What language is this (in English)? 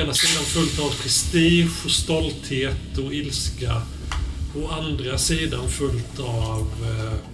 Swedish